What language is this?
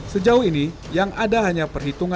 Indonesian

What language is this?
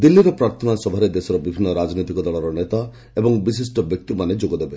Odia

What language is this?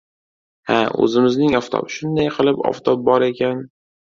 Uzbek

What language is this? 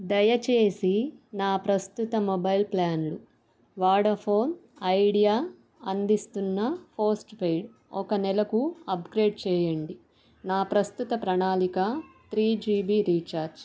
Telugu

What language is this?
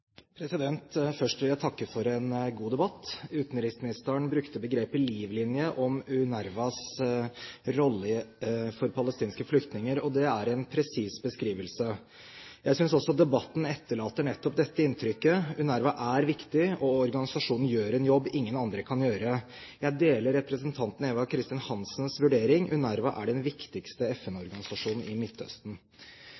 Norwegian Bokmål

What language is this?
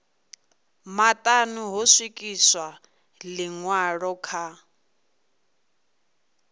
Venda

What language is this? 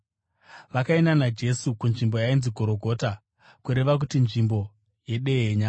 Shona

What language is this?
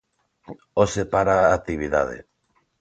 Galician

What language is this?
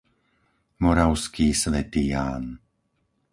Slovak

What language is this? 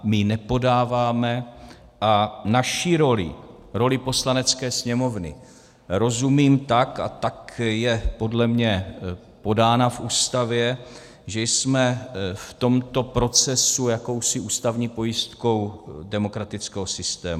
Czech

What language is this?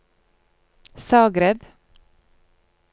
Norwegian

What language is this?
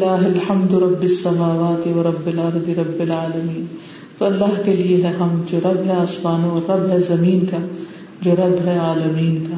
Urdu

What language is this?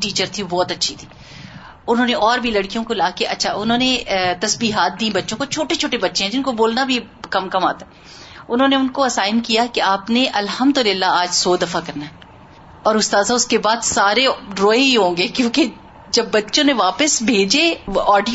Urdu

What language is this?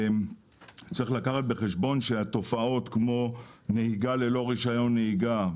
Hebrew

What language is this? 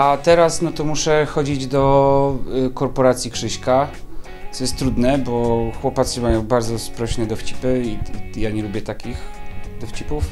Polish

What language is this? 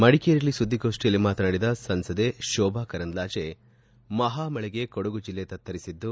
Kannada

